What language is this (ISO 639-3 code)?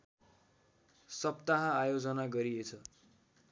nep